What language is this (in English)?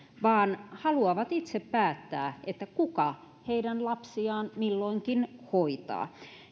Finnish